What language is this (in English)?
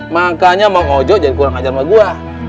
Indonesian